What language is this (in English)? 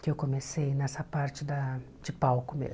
Portuguese